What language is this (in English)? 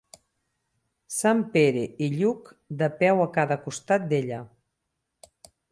Catalan